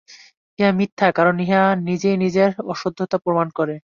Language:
Bangla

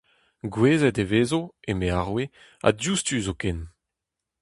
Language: Breton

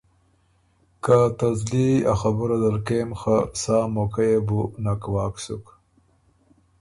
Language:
Ormuri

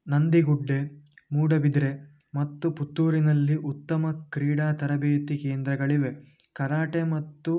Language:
Kannada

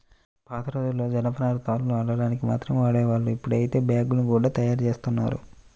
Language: Telugu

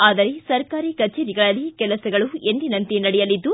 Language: Kannada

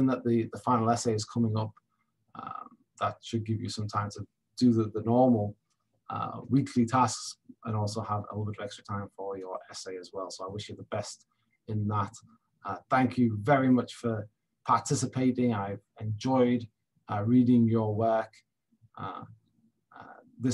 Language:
English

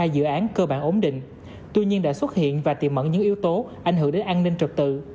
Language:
Vietnamese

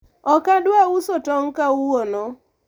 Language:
Luo (Kenya and Tanzania)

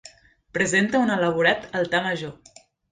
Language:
Catalan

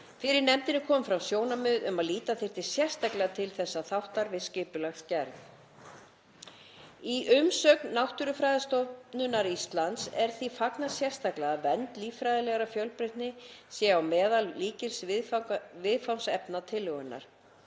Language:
Icelandic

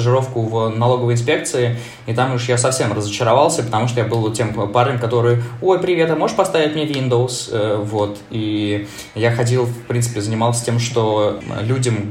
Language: Russian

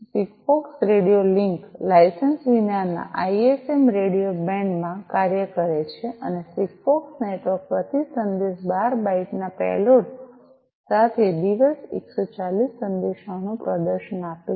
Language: Gujarati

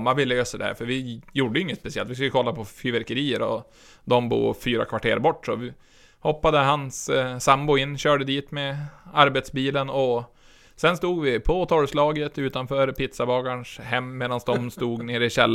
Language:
Swedish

